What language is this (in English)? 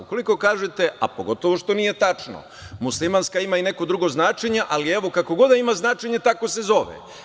Serbian